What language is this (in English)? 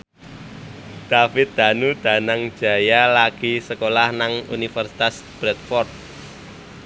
Javanese